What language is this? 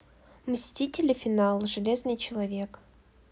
Russian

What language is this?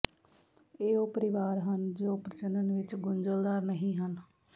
Punjabi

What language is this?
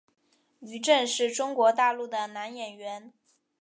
Chinese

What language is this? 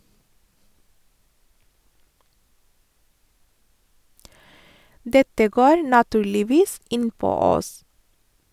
Norwegian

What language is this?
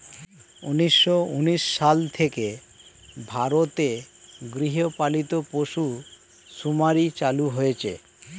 Bangla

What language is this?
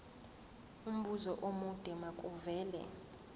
Zulu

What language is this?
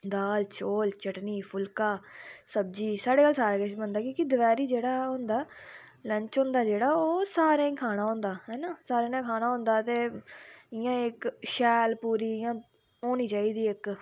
Dogri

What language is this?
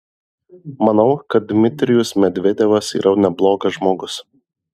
Lithuanian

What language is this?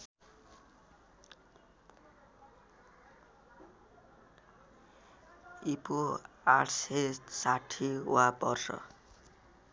Nepali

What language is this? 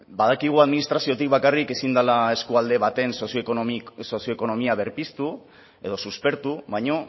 Basque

